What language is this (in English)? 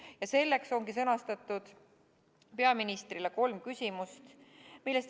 Estonian